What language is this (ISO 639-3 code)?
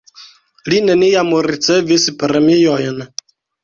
epo